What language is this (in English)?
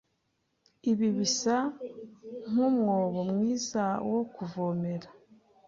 Kinyarwanda